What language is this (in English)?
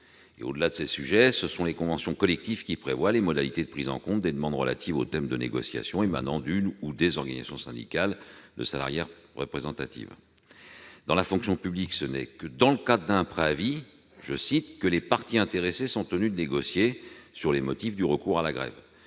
French